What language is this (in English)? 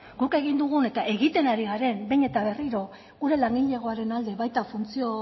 Basque